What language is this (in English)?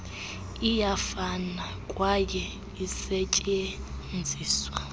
Xhosa